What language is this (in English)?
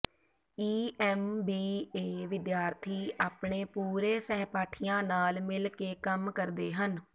Punjabi